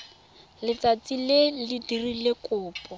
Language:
Tswana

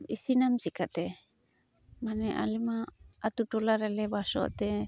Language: Santali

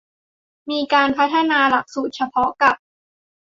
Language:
Thai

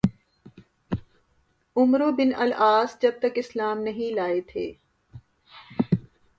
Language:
Urdu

